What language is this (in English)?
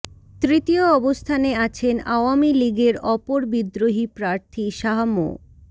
Bangla